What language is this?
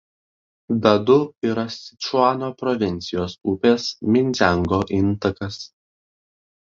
Lithuanian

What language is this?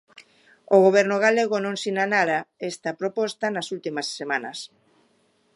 Galician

